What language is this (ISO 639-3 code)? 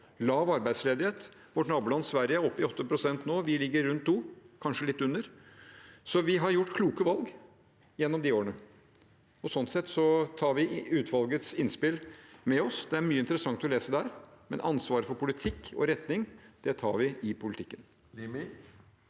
nor